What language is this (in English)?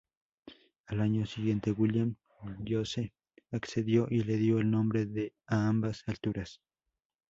Spanish